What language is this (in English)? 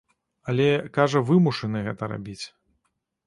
Belarusian